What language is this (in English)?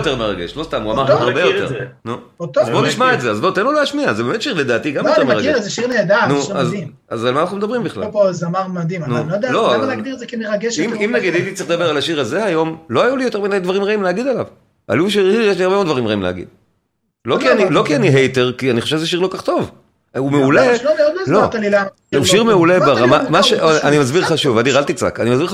Hebrew